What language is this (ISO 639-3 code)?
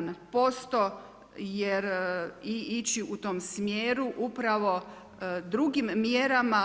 hrv